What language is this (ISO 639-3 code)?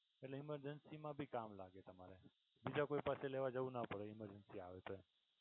guj